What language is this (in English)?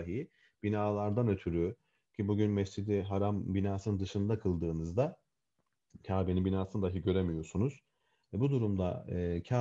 Turkish